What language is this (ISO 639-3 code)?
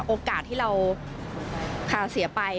tha